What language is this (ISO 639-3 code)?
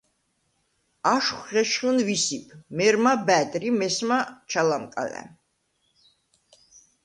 sva